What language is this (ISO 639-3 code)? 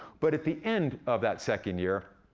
eng